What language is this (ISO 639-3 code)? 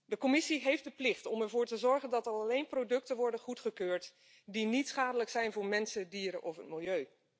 nld